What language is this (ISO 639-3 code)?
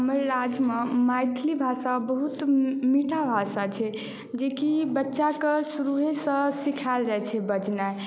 mai